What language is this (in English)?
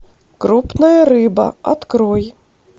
Russian